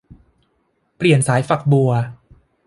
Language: Thai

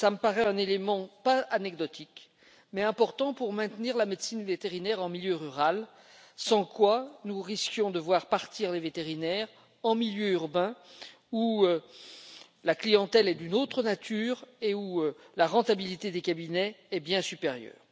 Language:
French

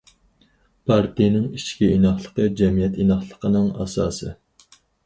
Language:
Uyghur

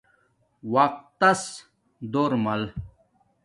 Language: Domaaki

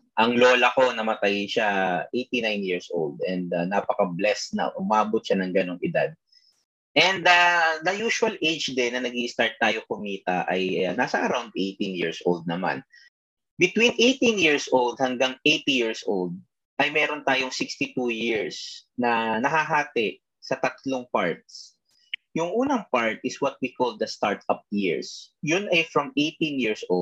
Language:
Filipino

